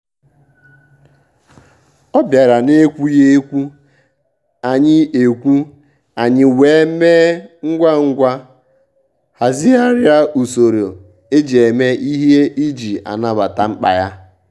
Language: Igbo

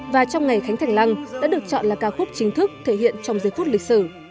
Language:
Vietnamese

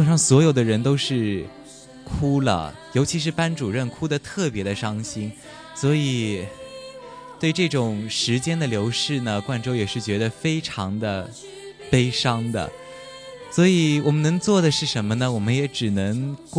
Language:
Chinese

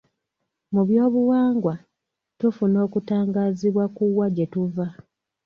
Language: Ganda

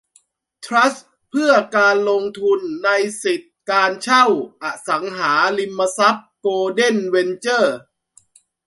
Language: Thai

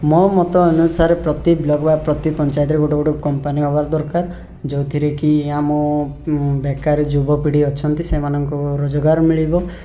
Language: Odia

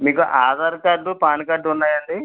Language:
Telugu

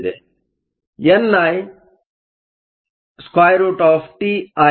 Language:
Kannada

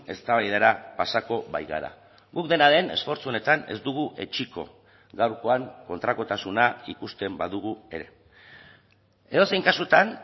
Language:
Basque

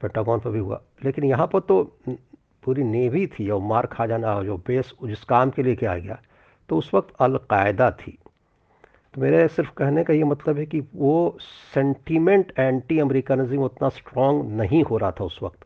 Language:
Hindi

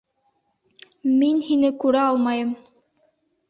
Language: Bashkir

